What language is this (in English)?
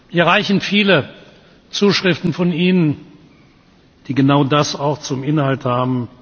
German